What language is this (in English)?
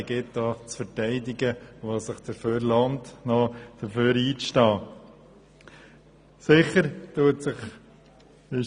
Swiss German